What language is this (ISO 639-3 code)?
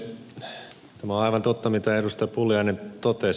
fin